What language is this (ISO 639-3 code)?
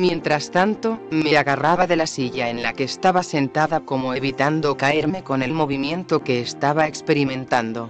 spa